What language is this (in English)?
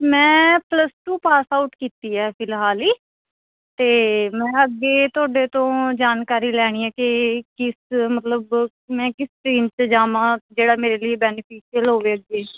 Punjabi